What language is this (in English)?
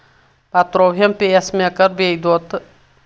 Kashmiri